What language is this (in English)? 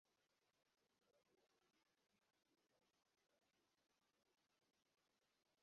Kinyarwanda